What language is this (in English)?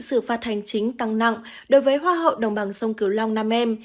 Vietnamese